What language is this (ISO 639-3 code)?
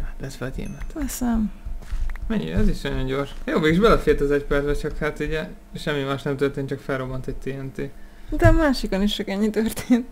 hun